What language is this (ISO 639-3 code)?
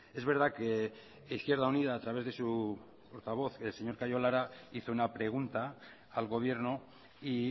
spa